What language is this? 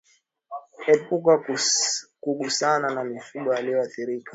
Swahili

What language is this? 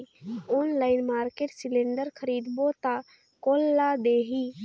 Chhattisgarhi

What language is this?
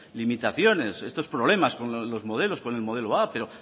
Spanish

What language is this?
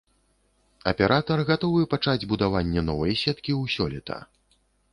Belarusian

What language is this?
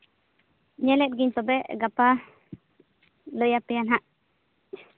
Santali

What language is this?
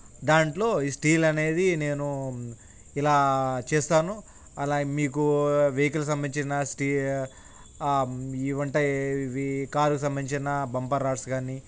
Telugu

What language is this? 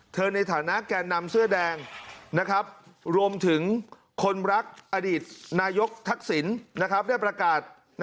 Thai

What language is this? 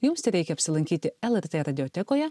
Lithuanian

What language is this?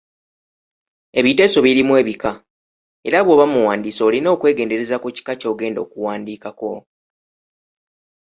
Ganda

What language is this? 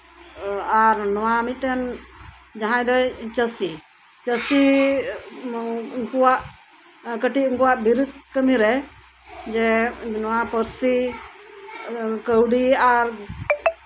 Santali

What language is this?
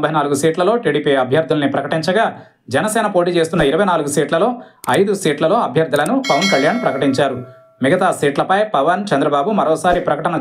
Telugu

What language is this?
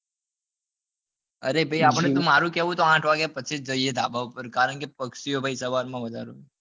Gujarati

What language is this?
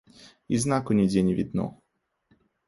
Belarusian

